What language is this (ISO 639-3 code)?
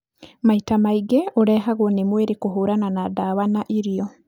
kik